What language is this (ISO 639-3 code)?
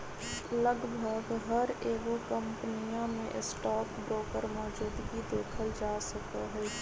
mag